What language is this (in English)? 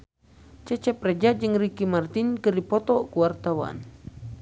Sundanese